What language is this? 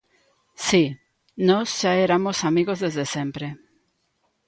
Galician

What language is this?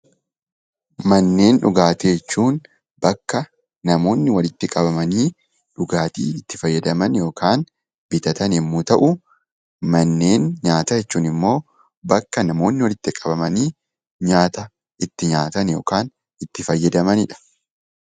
Oromo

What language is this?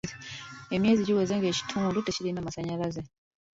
Ganda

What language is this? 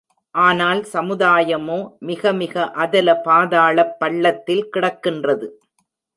Tamil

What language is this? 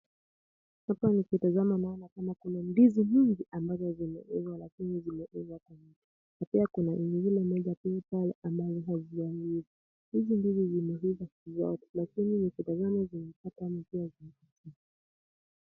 Swahili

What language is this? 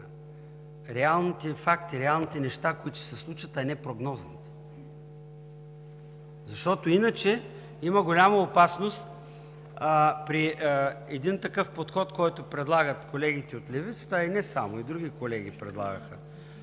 Bulgarian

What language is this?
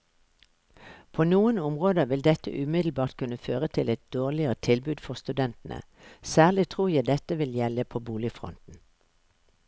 Norwegian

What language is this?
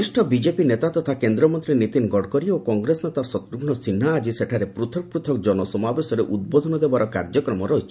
Odia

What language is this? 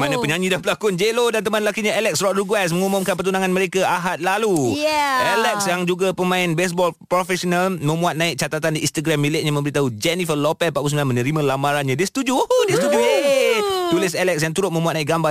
Malay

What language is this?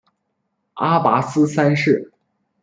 Chinese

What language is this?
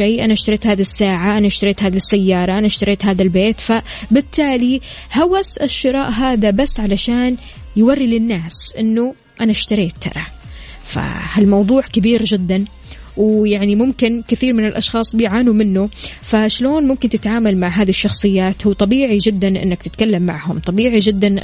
Arabic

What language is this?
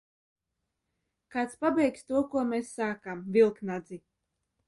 Latvian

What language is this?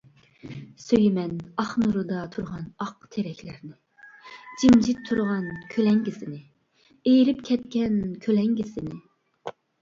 Uyghur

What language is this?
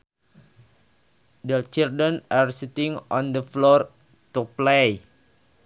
Sundanese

